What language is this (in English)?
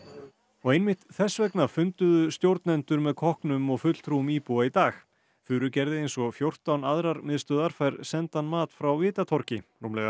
Icelandic